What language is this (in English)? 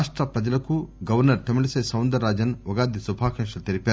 Telugu